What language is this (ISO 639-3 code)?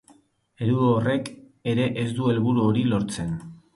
eus